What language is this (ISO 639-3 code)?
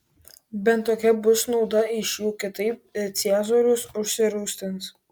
lit